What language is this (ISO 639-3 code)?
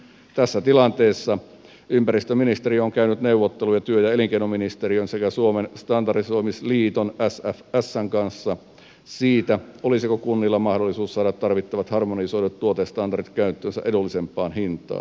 fin